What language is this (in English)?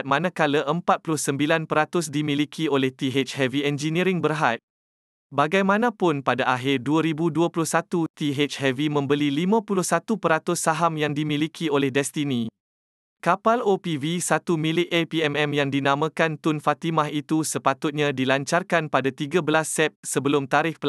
Malay